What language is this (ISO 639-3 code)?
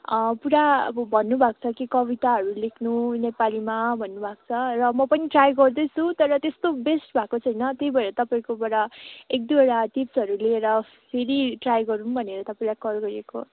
nep